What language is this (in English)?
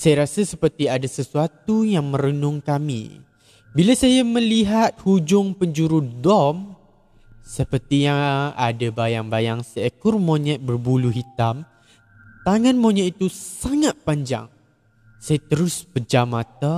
Malay